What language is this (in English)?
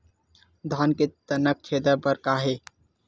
Chhattisgarhi